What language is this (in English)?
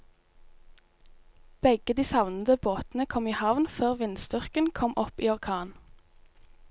Norwegian